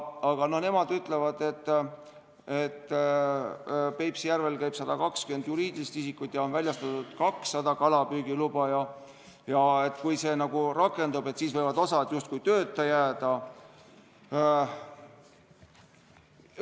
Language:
Estonian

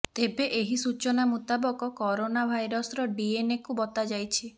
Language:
Odia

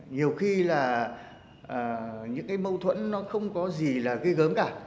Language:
Vietnamese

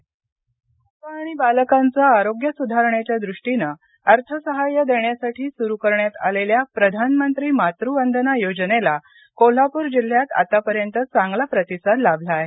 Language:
Marathi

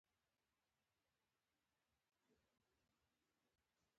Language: Pashto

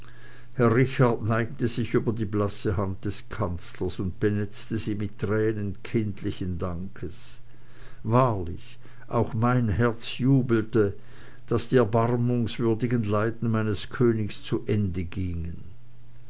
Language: German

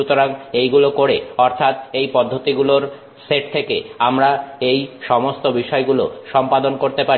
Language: Bangla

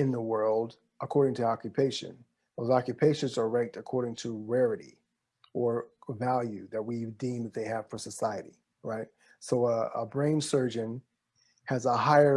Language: English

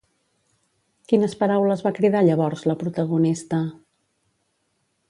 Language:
Catalan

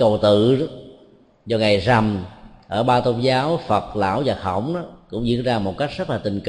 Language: Vietnamese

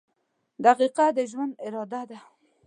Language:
Pashto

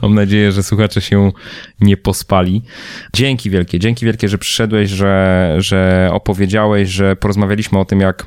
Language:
Polish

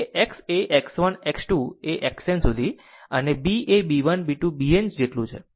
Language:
Gujarati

